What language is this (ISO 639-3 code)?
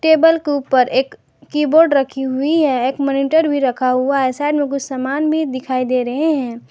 hin